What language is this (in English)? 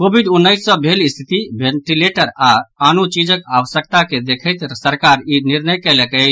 Maithili